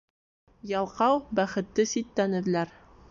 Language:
Bashkir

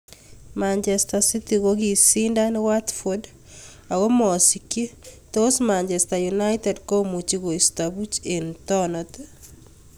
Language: Kalenjin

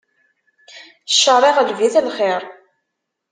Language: Kabyle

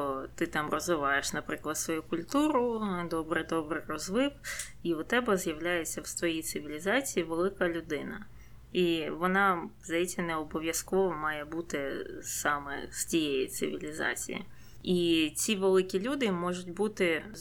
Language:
Ukrainian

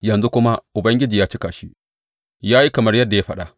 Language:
Hausa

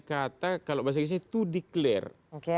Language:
Indonesian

